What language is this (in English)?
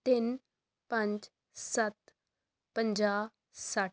Punjabi